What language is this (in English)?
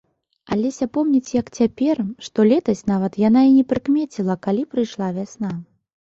Belarusian